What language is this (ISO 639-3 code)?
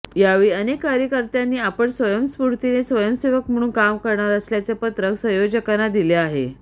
mar